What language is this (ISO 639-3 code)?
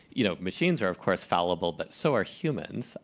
eng